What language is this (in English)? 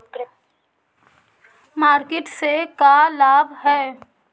Magahi